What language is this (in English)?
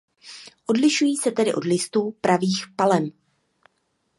Czech